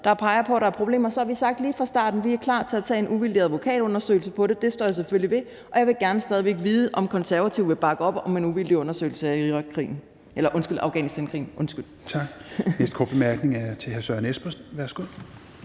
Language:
Danish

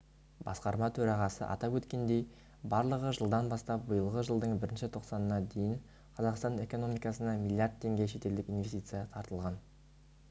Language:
Kazakh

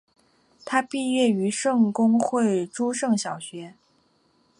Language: Chinese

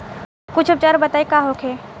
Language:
Bhojpuri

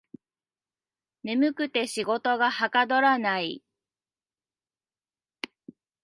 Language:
Japanese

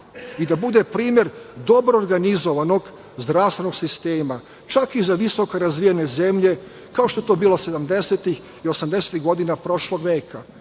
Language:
Serbian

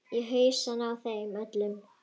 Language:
Icelandic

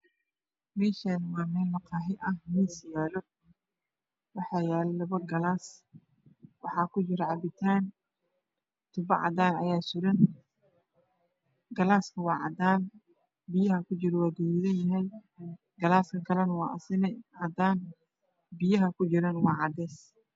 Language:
Somali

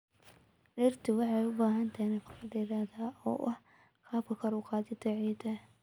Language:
Somali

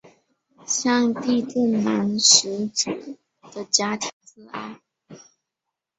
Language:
Chinese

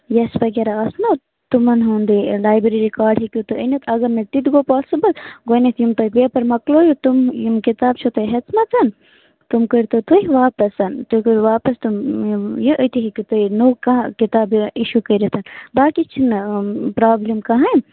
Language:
Kashmiri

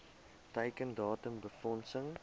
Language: Afrikaans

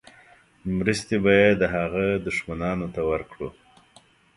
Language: Pashto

